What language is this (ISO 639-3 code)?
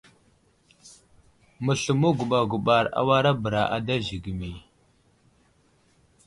udl